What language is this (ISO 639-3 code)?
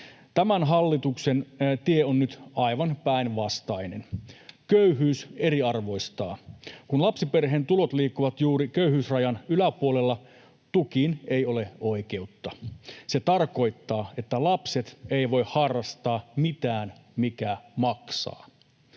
fin